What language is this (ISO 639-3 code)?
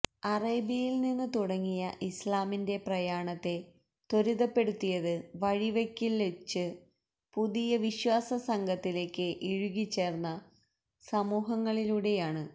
mal